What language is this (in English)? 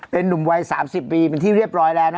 Thai